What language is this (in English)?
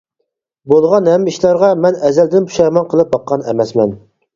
Uyghur